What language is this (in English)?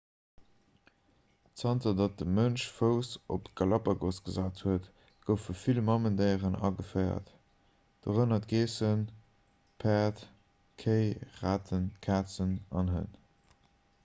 Luxembourgish